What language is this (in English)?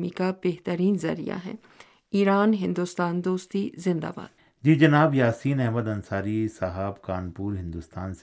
Urdu